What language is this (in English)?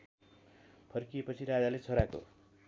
Nepali